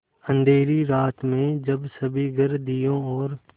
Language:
Hindi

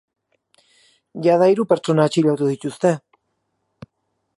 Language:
Basque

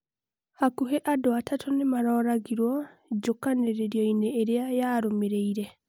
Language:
Kikuyu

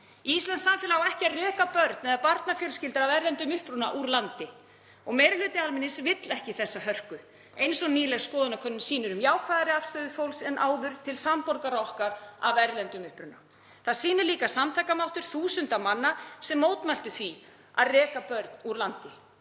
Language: Icelandic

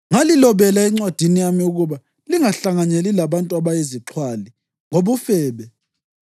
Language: North Ndebele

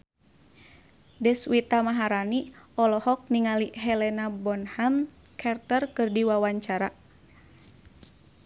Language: Sundanese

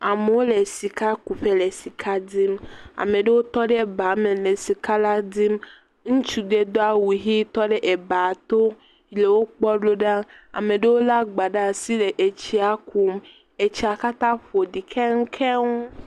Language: Ewe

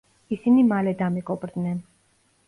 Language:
Georgian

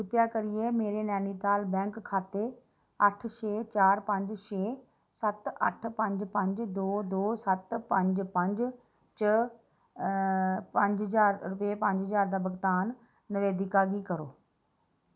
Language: Dogri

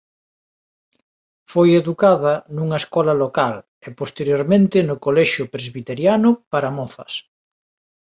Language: Galician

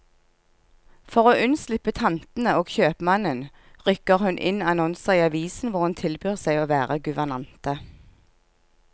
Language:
Norwegian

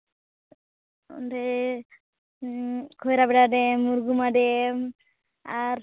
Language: Santali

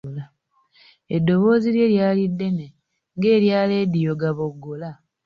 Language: Ganda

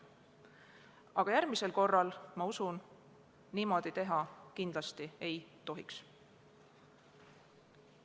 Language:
Estonian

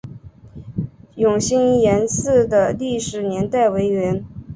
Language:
Chinese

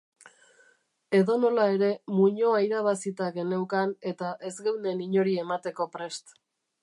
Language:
Basque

